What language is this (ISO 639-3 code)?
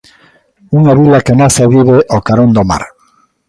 glg